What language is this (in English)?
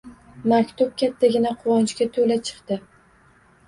Uzbek